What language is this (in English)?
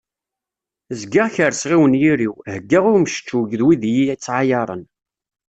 Kabyle